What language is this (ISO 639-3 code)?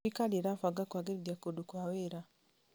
kik